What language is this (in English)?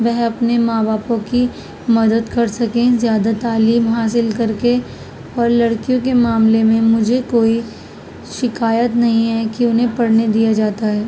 Urdu